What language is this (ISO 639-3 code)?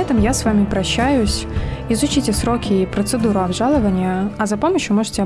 rus